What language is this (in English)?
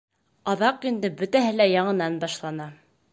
Bashkir